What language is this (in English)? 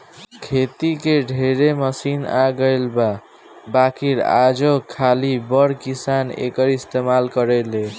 Bhojpuri